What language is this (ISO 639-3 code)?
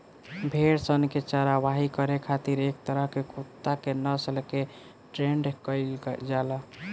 bho